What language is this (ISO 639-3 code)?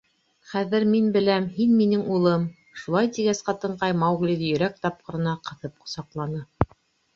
bak